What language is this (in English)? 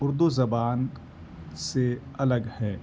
Urdu